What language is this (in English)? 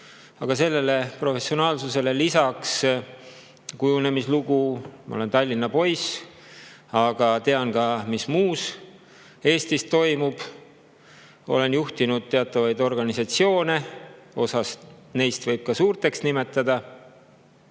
Estonian